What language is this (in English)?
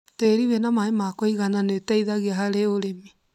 Kikuyu